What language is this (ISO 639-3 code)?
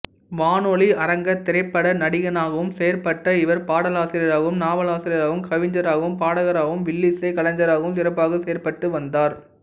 tam